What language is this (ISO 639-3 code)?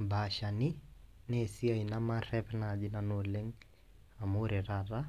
mas